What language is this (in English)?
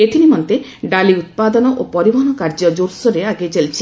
Odia